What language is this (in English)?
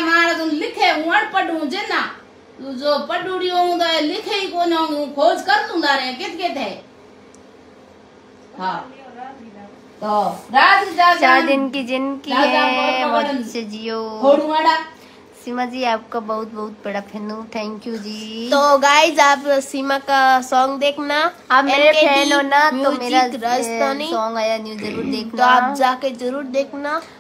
Hindi